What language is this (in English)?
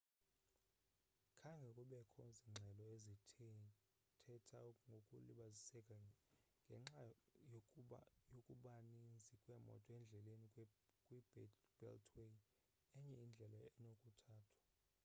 Xhosa